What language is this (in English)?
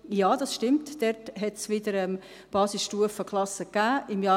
Swiss German